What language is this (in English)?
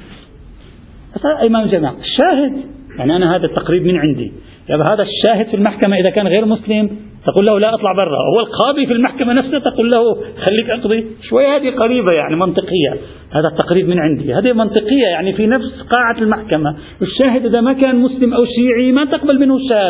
Arabic